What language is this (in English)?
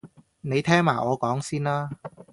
Cantonese